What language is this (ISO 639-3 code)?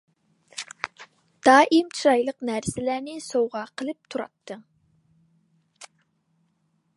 uig